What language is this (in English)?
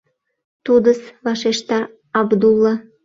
Mari